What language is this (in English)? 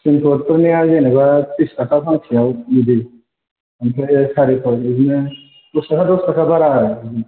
Bodo